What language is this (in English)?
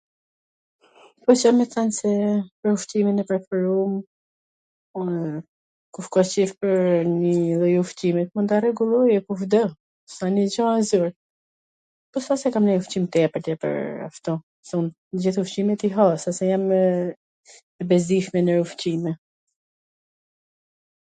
Gheg Albanian